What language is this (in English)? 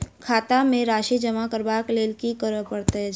Maithili